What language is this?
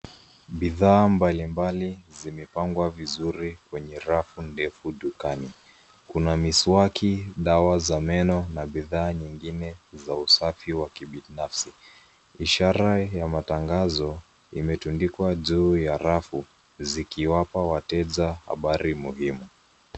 Swahili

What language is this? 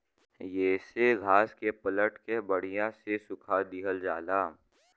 Bhojpuri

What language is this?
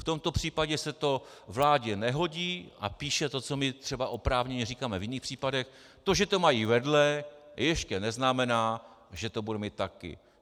Czech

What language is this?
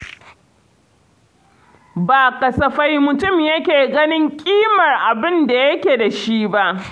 Hausa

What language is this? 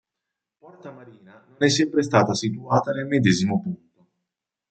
Italian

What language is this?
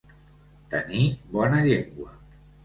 Catalan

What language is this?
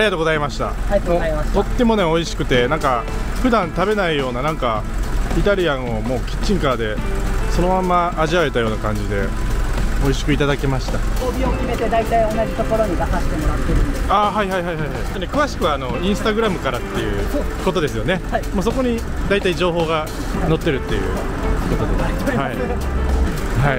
Japanese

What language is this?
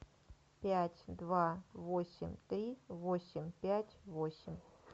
Russian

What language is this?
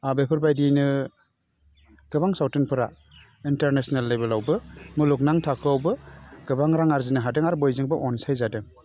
Bodo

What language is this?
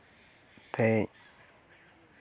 Santali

